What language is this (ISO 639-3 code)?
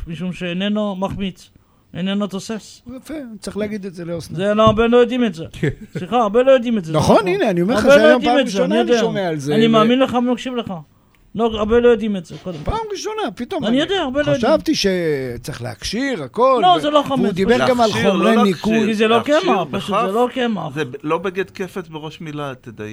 heb